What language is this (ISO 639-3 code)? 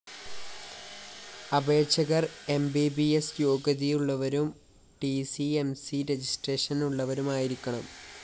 mal